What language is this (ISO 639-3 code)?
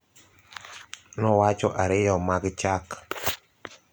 luo